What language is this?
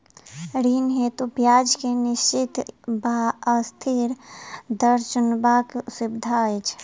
Maithili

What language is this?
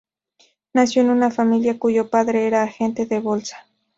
Spanish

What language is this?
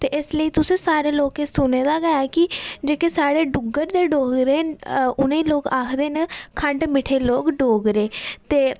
Dogri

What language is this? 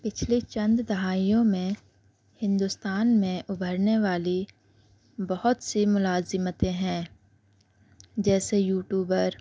Urdu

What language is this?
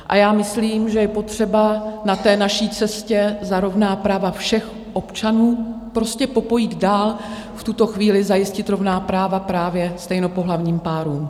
Czech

